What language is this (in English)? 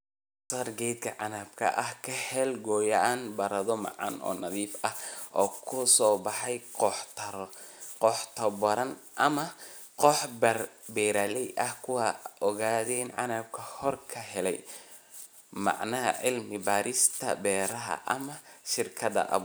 Somali